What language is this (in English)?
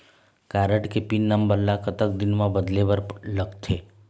Chhattisgarhi